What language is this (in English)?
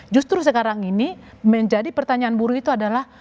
Indonesian